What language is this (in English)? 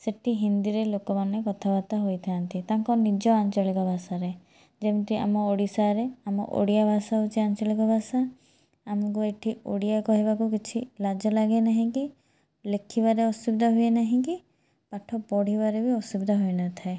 Odia